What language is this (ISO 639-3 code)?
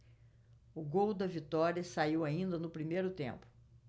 por